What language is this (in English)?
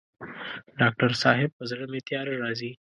Pashto